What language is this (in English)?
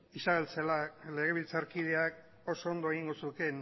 Basque